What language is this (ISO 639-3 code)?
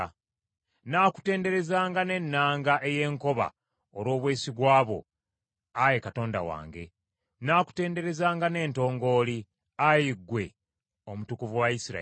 lug